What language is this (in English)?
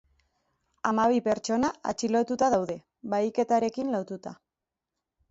Basque